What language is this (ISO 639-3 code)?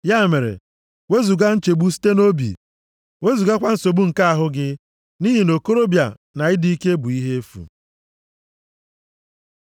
ibo